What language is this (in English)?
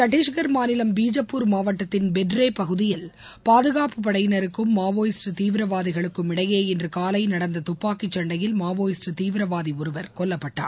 Tamil